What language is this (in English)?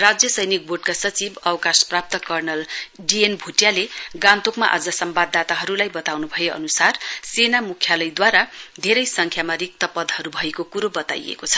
Nepali